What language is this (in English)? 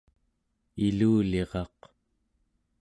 Central Yupik